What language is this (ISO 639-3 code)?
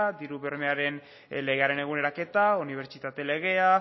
eus